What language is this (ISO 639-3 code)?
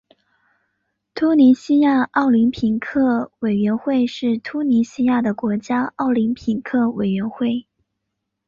zho